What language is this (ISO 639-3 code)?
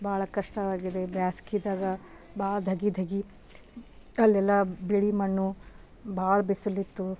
kan